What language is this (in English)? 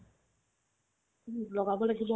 Assamese